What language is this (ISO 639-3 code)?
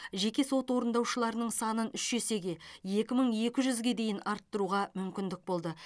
kaz